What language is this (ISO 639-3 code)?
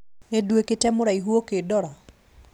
kik